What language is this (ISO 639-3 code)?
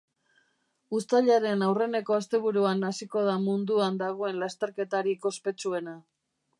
eus